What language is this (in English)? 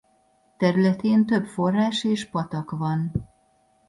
Hungarian